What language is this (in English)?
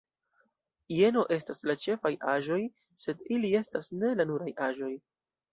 Esperanto